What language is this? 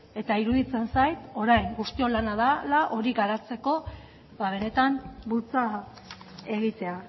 Basque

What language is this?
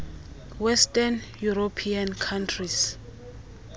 Xhosa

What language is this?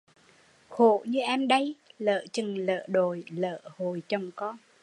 Vietnamese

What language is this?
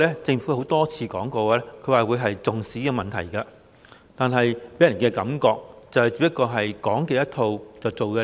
Cantonese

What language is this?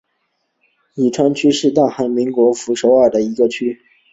Chinese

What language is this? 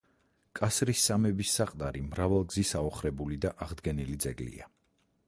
Georgian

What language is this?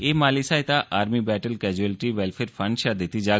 Dogri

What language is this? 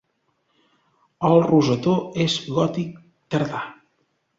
Catalan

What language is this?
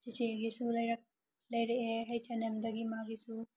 Manipuri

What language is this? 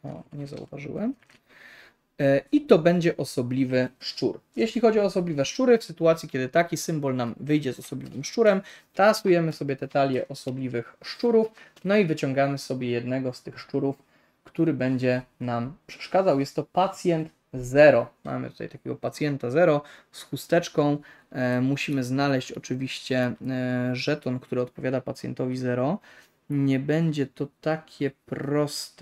Polish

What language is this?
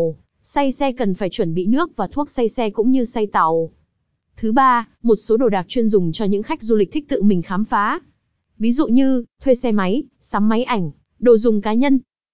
Vietnamese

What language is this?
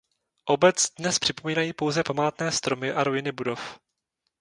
Czech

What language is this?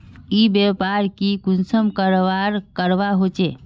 Magahi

